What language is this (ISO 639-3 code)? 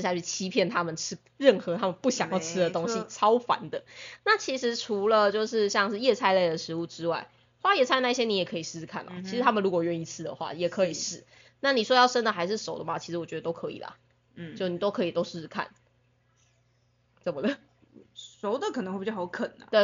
zho